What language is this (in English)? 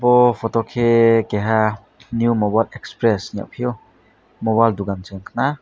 Kok Borok